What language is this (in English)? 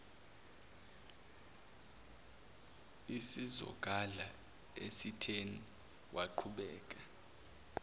Zulu